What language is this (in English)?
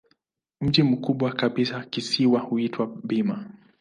Swahili